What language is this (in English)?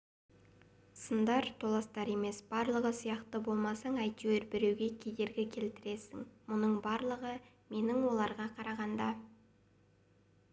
Kazakh